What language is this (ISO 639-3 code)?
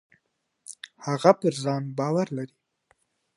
pus